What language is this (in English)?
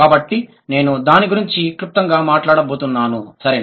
Telugu